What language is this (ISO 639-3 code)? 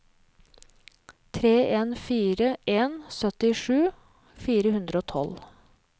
nor